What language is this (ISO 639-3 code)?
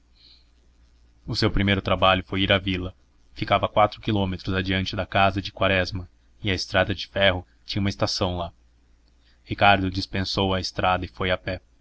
por